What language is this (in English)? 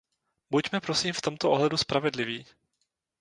Czech